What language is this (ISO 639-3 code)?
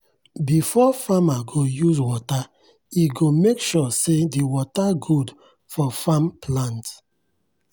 pcm